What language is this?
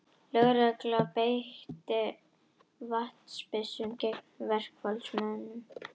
Icelandic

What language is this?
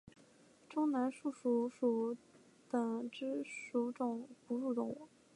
Chinese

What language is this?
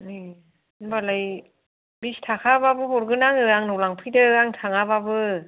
Bodo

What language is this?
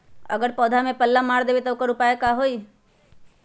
Magahi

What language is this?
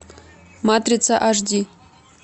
Russian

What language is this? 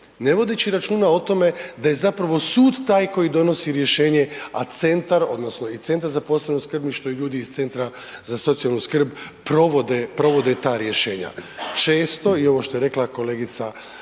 Croatian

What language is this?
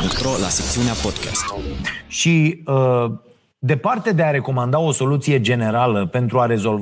Romanian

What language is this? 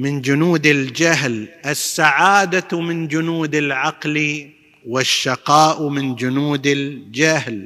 Arabic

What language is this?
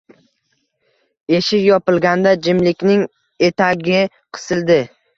Uzbek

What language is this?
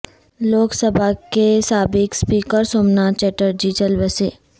Urdu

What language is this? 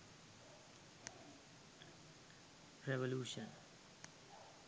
Sinhala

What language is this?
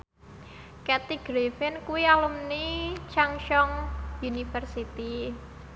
Javanese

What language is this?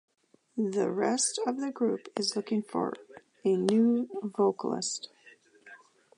English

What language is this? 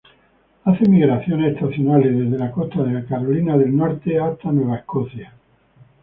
Spanish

